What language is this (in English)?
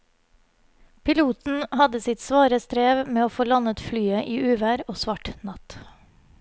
Norwegian